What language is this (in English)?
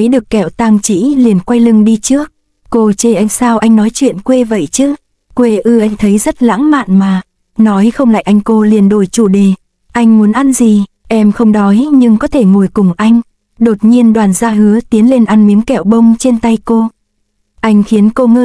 Vietnamese